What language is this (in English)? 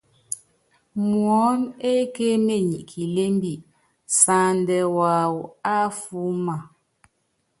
Yangben